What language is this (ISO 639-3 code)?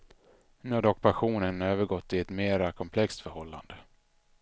swe